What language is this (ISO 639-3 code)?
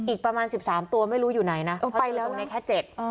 tha